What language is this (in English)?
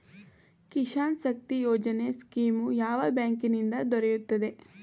Kannada